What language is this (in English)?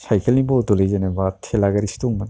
Bodo